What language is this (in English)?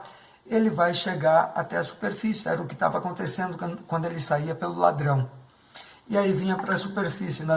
Portuguese